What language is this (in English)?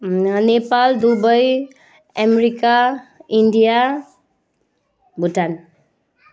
Nepali